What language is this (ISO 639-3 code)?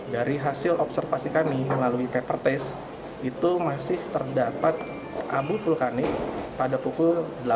ind